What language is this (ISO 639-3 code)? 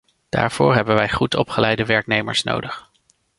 nld